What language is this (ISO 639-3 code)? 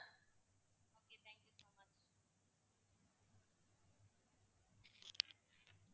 tam